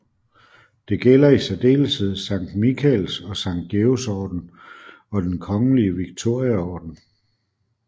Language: Danish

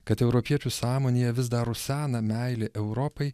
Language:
Lithuanian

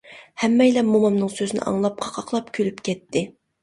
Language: Uyghur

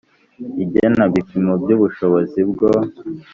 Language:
Kinyarwanda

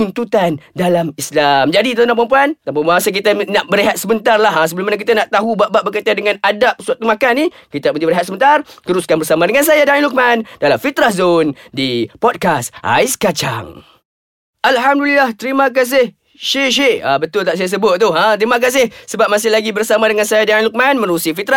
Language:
Malay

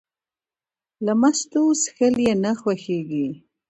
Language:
Pashto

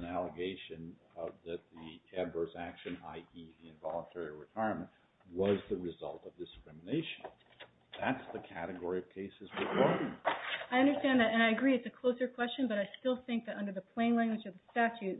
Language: English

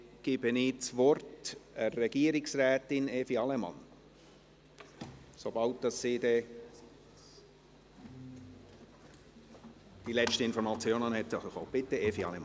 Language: Swiss German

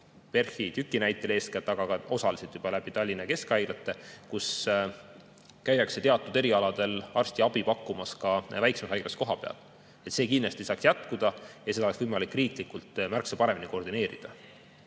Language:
Estonian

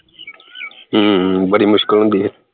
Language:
Punjabi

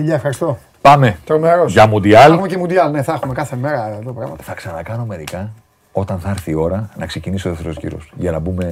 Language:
Greek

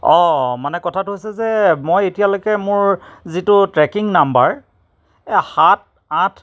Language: Assamese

